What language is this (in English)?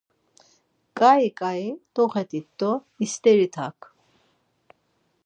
Laz